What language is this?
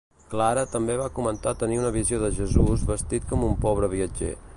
Catalan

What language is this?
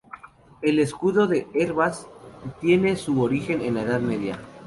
Spanish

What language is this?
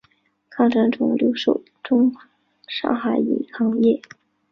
Chinese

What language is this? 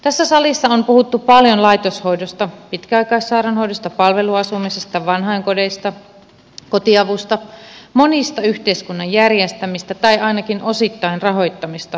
Finnish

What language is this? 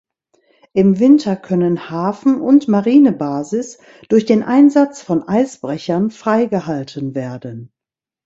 German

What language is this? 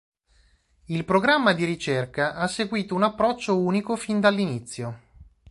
Italian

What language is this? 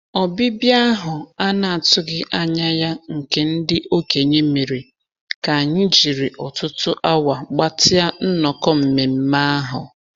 Igbo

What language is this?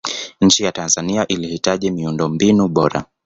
Swahili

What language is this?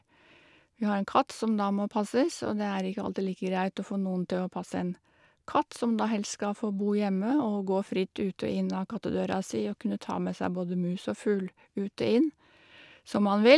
Norwegian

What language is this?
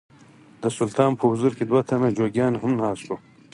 Pashto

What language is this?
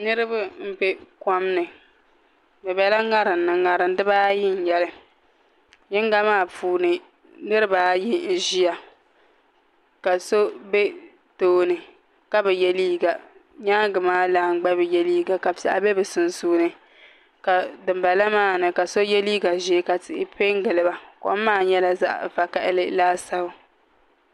Dagbani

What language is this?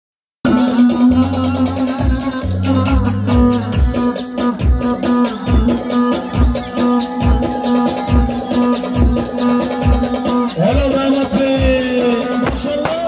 Arabic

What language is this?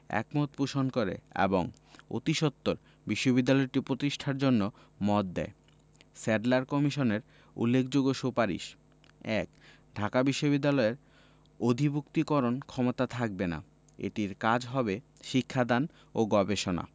Bangla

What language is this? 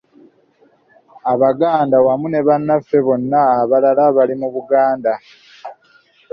Ganda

